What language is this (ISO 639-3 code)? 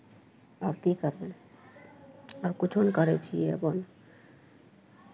mai